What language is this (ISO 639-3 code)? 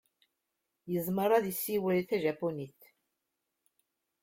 kab